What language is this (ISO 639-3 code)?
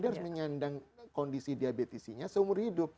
ind